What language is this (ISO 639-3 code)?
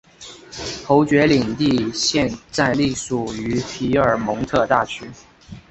zho